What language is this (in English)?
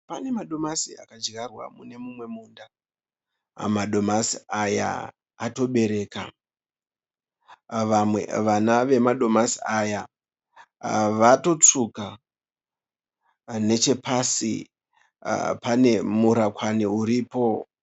Shona